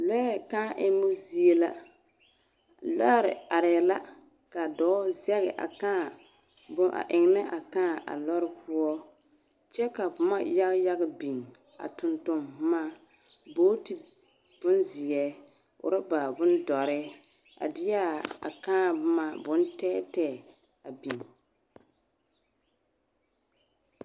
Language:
Southern Dagaare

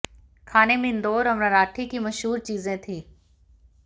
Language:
Hindi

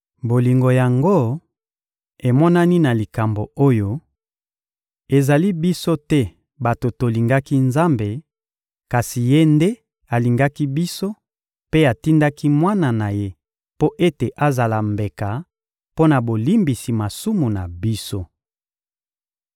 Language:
Lingala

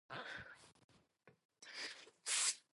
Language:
Japanese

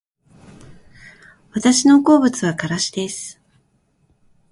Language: Japanese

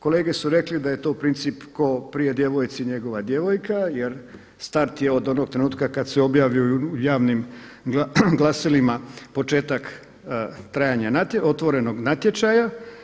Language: Croatian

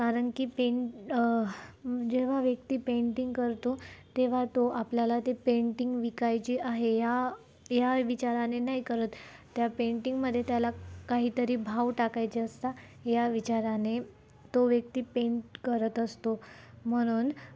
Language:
Marathi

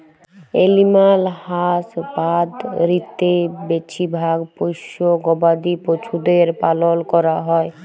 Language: Bangla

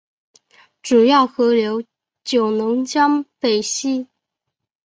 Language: Chinese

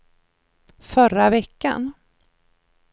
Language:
Swedish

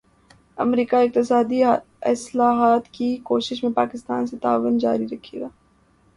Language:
Urdu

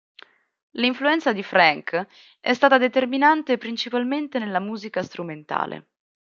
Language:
Italian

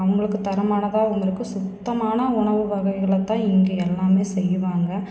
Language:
Tamil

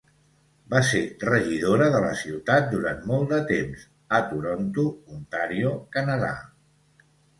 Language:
Catalan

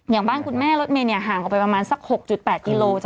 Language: Thai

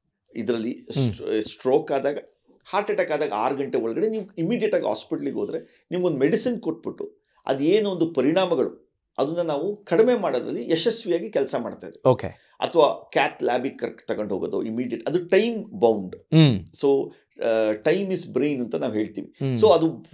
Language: Kannada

